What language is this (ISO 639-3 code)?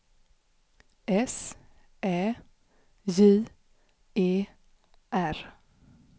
swe